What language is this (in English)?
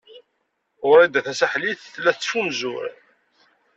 Kabyle